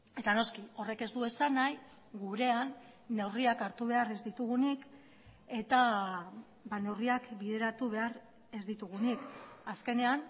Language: Basque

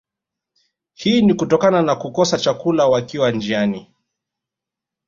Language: Swahili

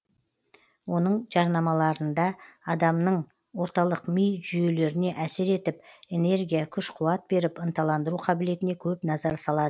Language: Kazakh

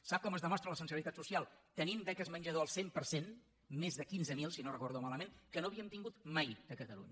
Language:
Catalan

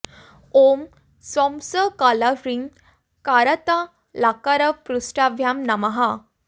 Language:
Sanskrit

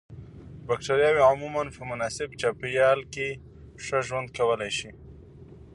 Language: Pashto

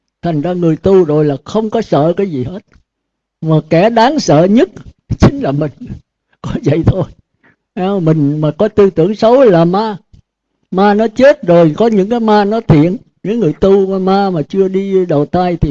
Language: Vietnamese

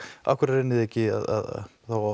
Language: Icelandic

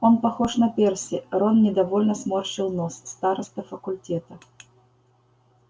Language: Russian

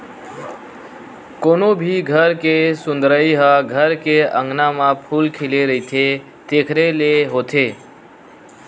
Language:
Chhattisgarhi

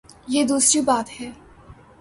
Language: Urdu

